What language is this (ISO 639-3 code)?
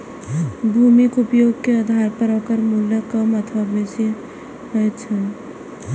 mai